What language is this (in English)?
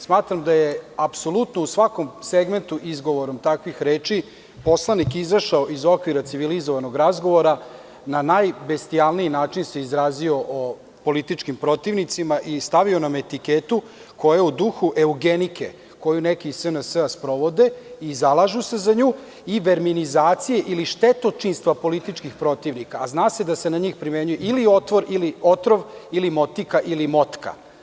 Serbian